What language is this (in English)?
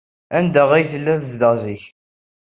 Kabyle